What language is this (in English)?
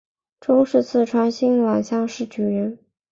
Chinese